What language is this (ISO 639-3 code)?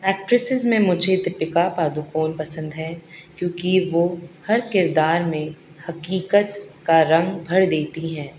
urd